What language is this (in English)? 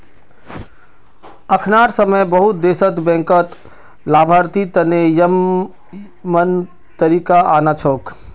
Magahi